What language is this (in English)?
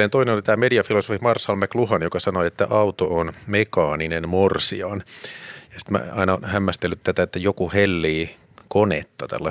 Finnish